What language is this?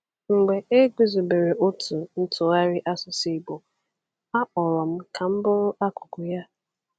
Igbo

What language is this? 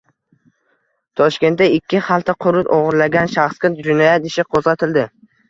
Uzbek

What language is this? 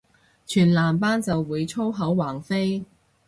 Cantonese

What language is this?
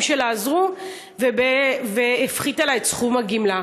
Hebrew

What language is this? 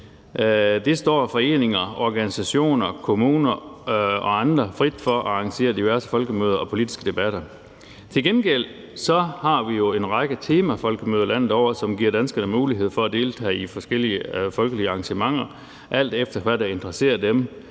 Danish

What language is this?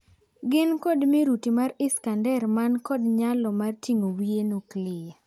Luo (Kenya and Tanzania)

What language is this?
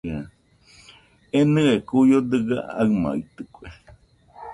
Nüpode Huitoto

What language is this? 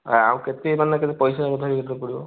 Odia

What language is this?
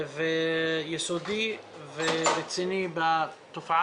Hebrew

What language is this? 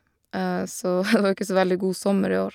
Norwegian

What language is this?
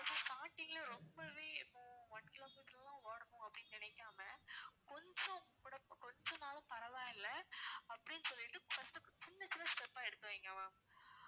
Tamil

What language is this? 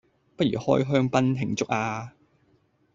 Cantonese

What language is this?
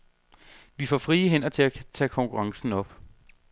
Danish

